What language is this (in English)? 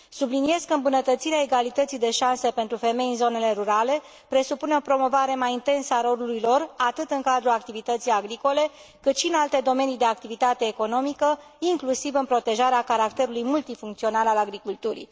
Romanian